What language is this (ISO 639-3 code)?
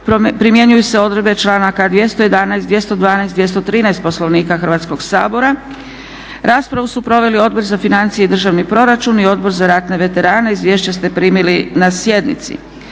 hrv